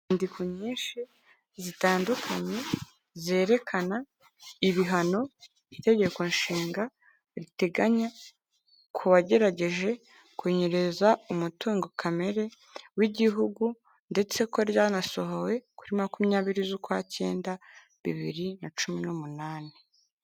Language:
Kinyarwanda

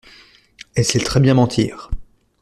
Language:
French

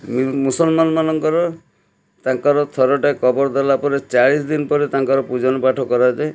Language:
Odia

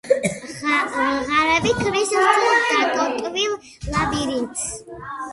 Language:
Georgian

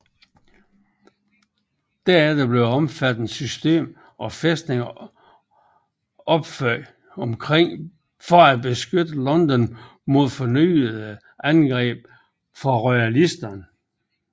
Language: Danish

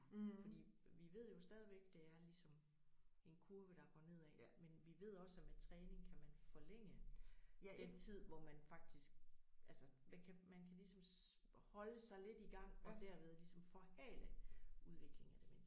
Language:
Danish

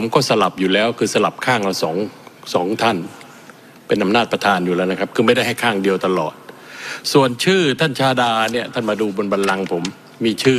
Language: Thai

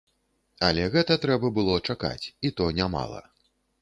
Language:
Belarusian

